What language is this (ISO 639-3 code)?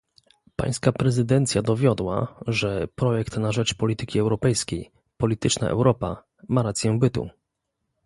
pol